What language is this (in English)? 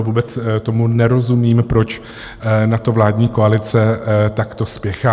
Czech